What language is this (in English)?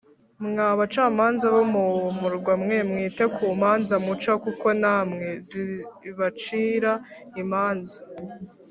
Kinyarwanda